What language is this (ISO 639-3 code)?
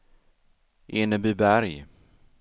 swe